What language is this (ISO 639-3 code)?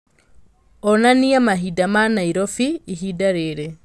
kik